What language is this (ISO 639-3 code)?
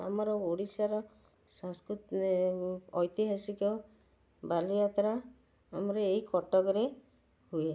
ori